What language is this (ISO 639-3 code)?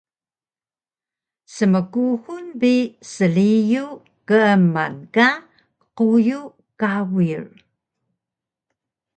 trv